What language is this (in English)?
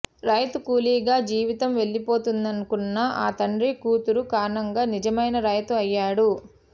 Telugu